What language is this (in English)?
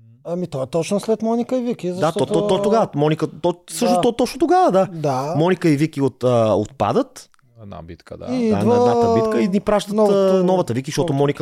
Bulgarian